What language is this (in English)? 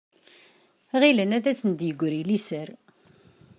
Kabyle